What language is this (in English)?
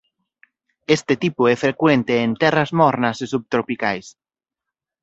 Galician